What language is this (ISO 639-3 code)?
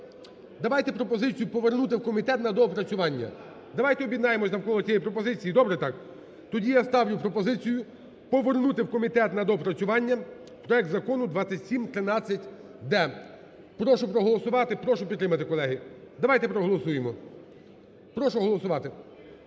ukr